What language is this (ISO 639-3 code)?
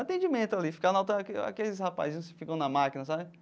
por